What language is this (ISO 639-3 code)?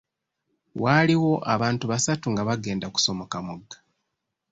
lug